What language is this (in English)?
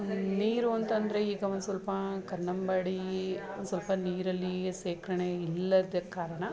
Kannada